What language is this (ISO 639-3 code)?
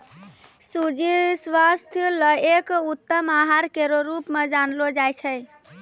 mai